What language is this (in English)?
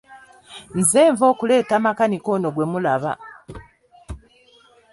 Ganda